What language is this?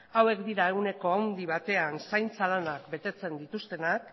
Basque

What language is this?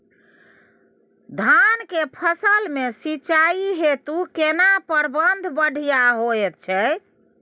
Maithili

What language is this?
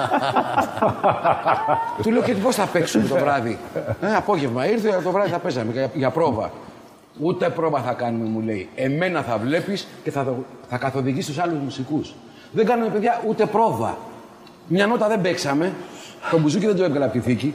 Greek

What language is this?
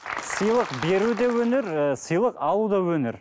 Kazakh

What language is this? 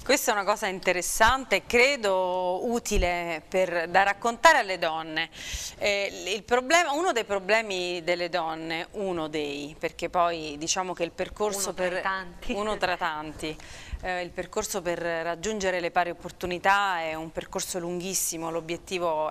Italian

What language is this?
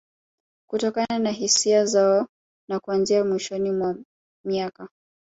Swahili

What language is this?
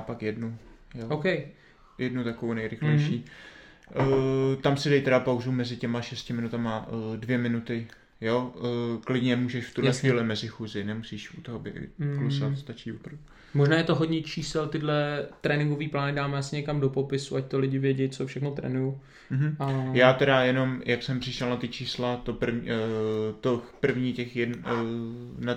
Czech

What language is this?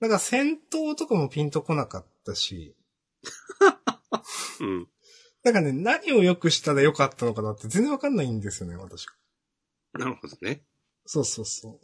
Japanese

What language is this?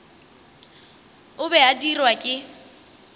Northern Sotho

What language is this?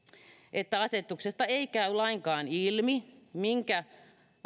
Finnish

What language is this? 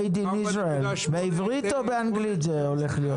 Hebrew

